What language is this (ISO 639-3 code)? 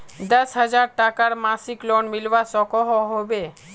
mag